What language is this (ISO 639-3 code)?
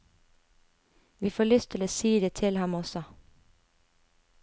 nor